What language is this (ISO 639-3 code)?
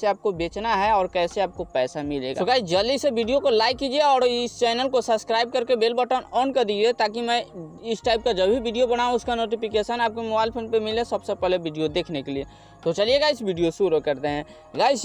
hin